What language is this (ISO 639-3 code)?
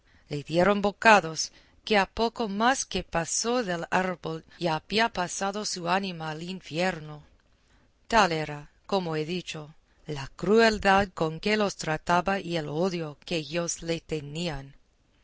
spa